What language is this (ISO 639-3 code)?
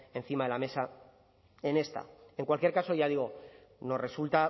spa